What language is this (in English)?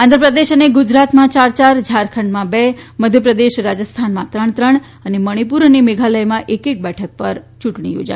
Gujarati